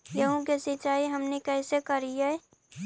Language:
Magahi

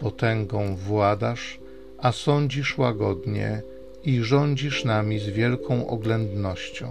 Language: Polish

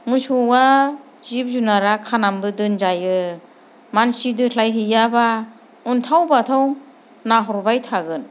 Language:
Bodo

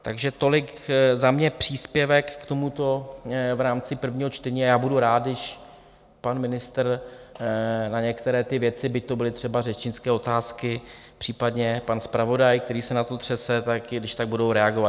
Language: Czech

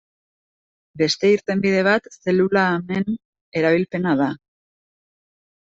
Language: Basque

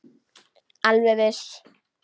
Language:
Icelandic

